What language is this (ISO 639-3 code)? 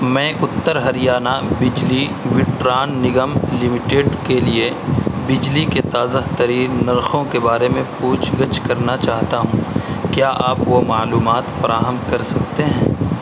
urd